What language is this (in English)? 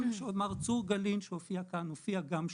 Hebrew